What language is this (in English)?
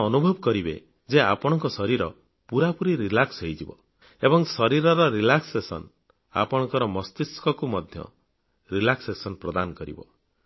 Odia